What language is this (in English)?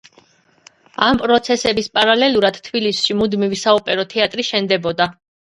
Georgian